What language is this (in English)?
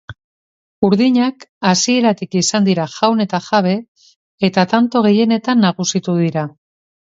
Basque